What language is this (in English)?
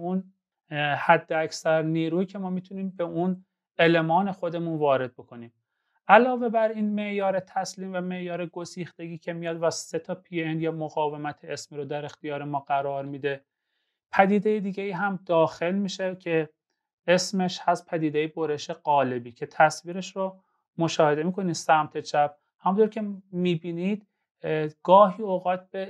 Persian